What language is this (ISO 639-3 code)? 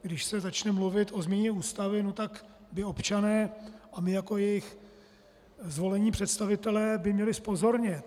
ces